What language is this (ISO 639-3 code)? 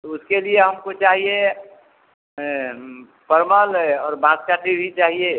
hin